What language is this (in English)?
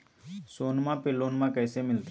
Magahi